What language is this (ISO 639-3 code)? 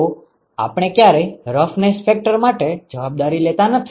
guj